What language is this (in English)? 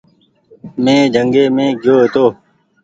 Goaria